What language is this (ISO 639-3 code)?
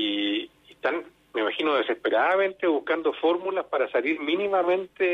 spa